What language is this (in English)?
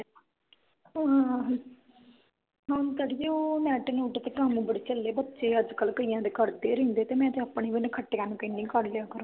Punjabi